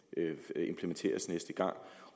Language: Danish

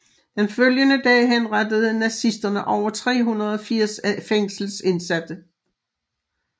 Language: Danish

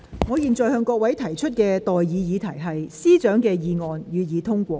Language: Cantonese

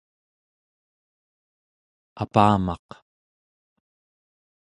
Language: Central Yupik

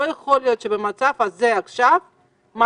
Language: Hebrew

